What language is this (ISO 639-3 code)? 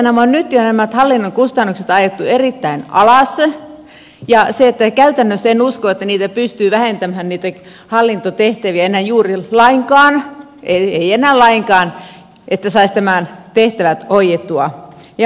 fin